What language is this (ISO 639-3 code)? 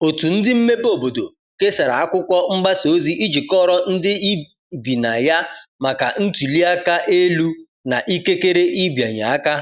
ibo